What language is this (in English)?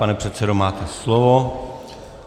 Czech